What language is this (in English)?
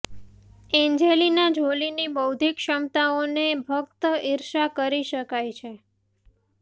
Gujarati